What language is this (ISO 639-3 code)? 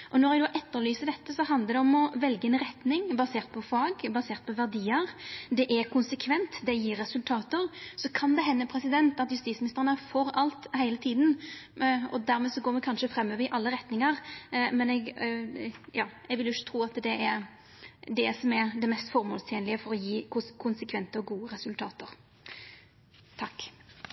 nno